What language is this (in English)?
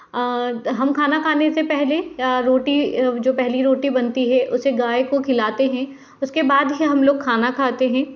Hindi